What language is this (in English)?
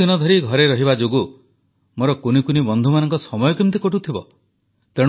Odia